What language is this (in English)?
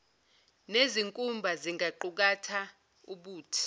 Zulu